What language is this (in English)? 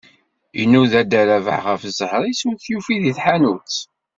Kabyle